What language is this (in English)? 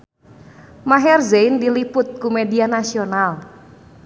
Sundanese